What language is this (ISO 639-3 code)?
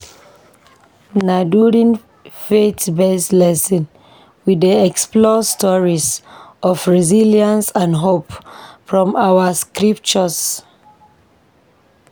pcm